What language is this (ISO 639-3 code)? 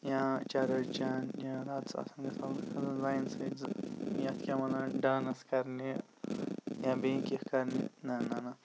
kas